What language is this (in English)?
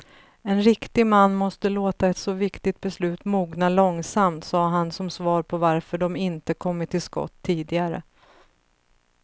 Swedish